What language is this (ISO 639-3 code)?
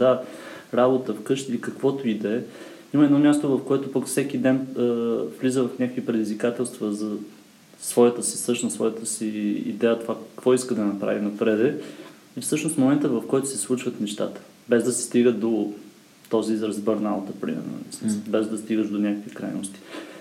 bul